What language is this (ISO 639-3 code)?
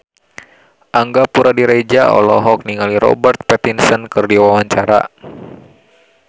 sun